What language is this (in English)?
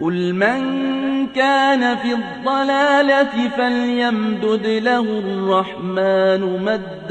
Arabic